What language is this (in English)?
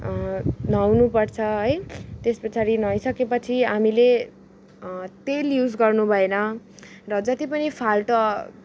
Nepali